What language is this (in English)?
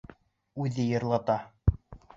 Bashkir